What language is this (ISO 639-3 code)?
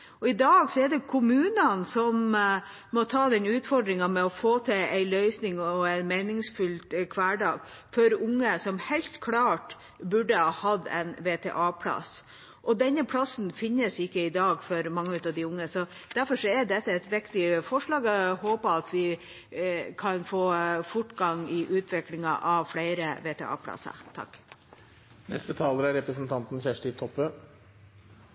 nor